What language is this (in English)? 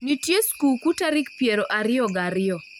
Luo (Kenya and Tanzania)